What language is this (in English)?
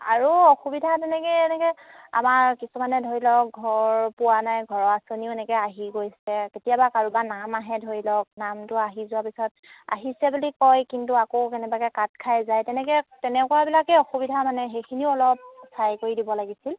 Assamese